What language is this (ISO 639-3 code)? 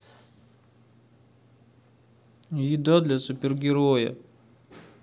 rus